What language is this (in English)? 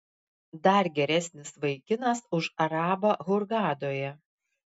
Lithuanian